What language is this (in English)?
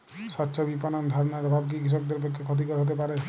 Bangla